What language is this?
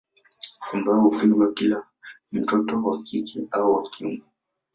Swahili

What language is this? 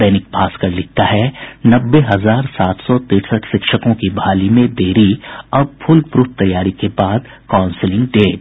Hindi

